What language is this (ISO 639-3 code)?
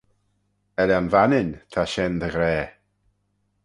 glv